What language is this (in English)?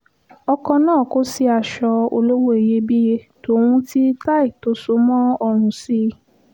Yoruba